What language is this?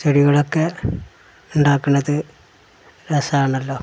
Malayalam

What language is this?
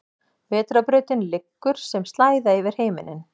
Icelandic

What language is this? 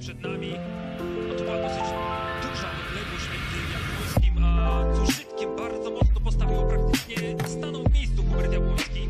Polish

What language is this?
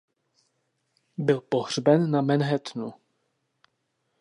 Czech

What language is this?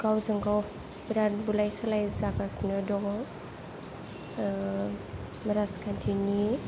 Bodo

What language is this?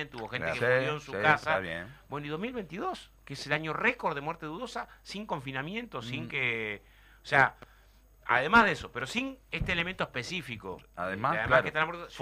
Spanish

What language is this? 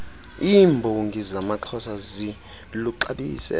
Xhosa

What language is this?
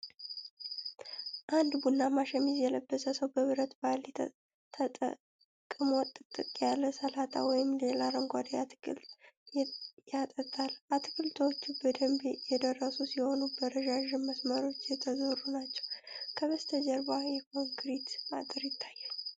Amharic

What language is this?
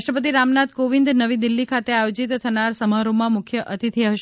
Gujarati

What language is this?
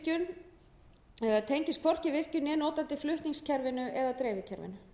Icelandic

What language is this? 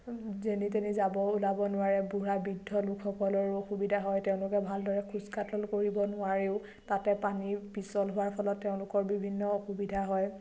Assamese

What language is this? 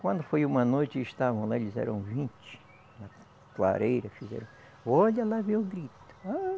Portuguese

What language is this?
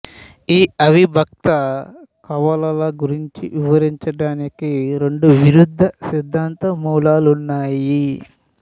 Telugu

